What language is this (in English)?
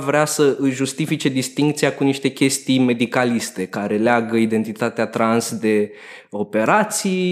Romanian